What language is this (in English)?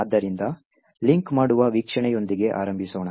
Kannada